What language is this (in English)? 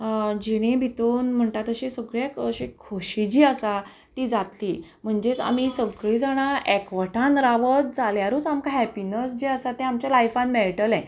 Konkani